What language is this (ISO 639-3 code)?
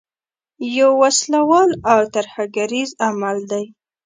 pus